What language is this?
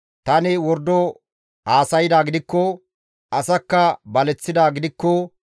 Gamo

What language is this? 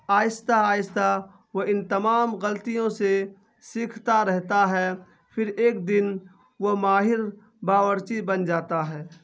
Urdu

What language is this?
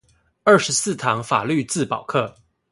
Chinese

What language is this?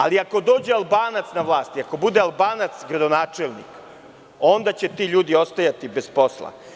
Serbian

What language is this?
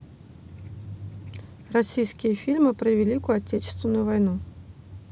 Russian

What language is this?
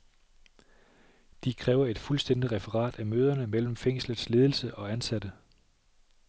Danish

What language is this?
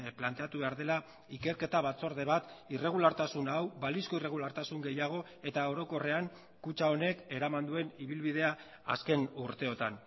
Basque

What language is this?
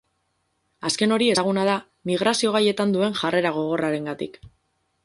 Basque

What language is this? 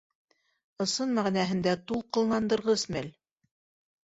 Bashkir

